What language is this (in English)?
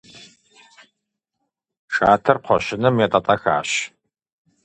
Kabardian